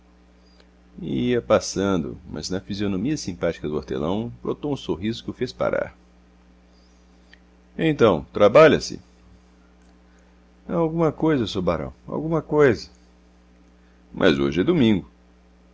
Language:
Portuguese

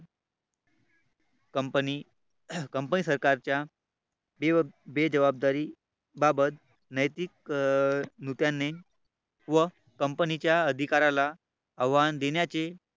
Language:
Marathi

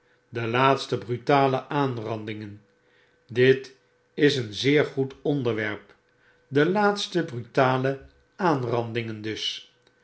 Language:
Dutch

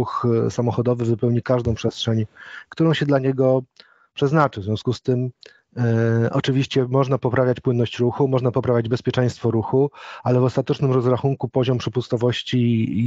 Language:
Polish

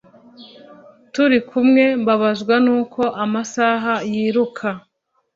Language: Kinyarwanda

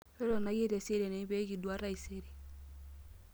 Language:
Masai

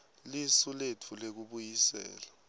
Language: Swati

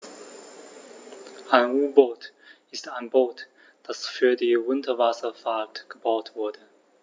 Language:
German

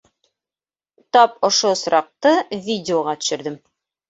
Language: Bashkir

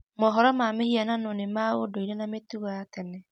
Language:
Kikuyu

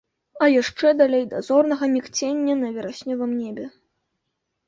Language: Belarusian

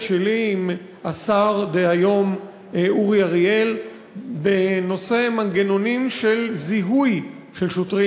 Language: Hebrew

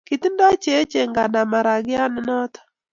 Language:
Kalenjin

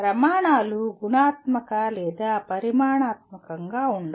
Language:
Telugu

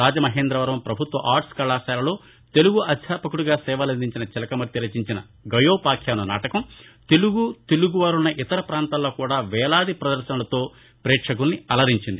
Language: Telugu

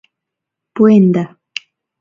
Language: Mari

